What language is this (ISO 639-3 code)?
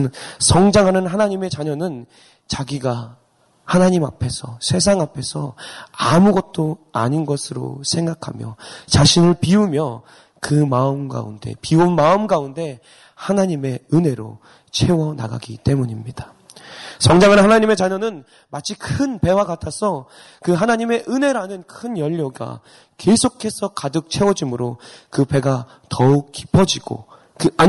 kor